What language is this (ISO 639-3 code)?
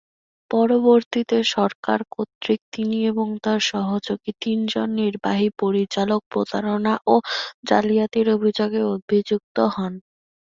ben